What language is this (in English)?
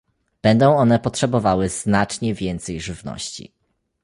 Polish